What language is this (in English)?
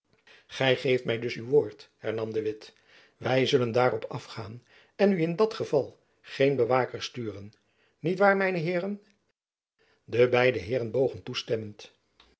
Dutch